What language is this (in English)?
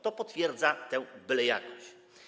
Polish